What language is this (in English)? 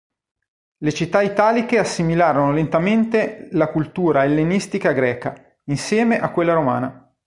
Italian